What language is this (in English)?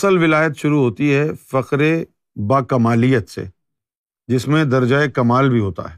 Urdu